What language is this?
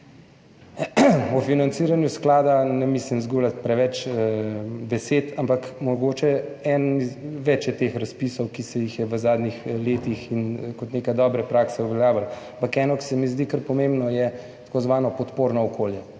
Slovenian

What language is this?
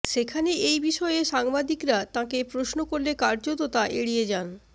Bangla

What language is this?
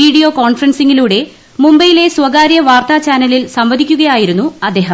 Malayalam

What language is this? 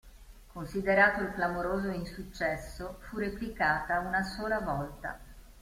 Italian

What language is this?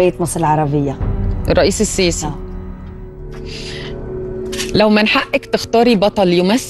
Arabic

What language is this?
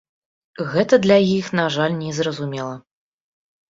Belarusian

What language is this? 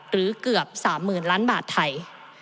Thai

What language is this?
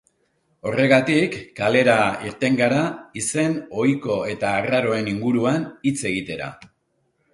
Basque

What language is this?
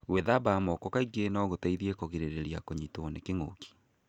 Kikuyu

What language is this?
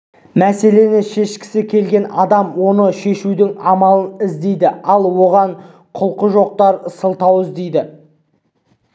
Kazakh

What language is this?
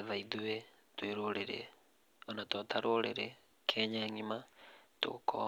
Kikuyu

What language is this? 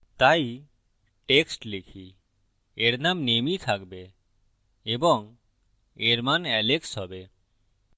Bangla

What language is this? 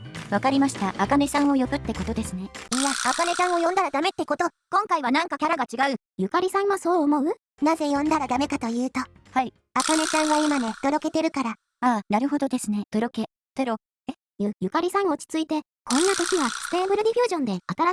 Japanese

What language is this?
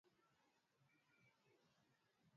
Swahili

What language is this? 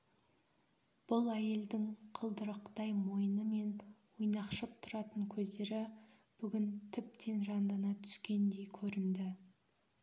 Kazakh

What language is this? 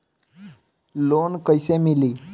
Bhojpuri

